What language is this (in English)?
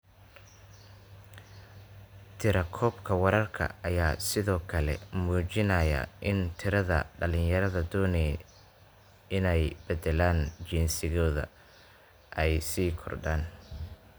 Somali